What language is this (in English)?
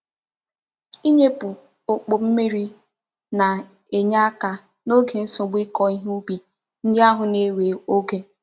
Igbo